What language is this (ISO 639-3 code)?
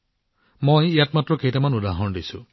asm